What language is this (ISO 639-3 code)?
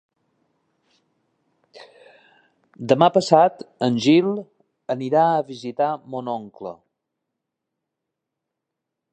cat